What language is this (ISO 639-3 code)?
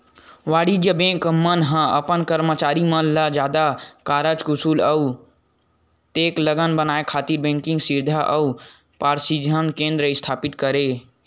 hne